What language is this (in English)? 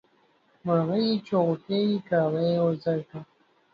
Pashto